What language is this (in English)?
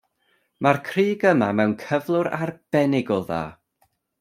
Welsh